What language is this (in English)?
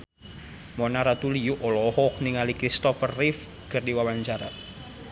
Sundanese